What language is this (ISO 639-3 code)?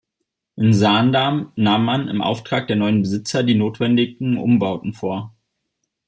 deu